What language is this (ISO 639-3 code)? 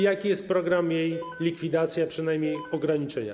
pol